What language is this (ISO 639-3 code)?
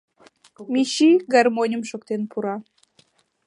chm